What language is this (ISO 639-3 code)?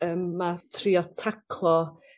cym